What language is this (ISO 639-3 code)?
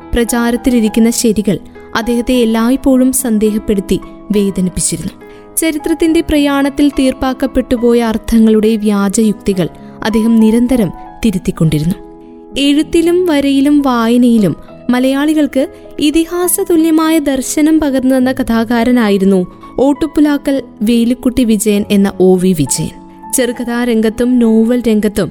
mal